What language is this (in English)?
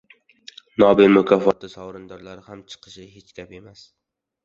Uzbek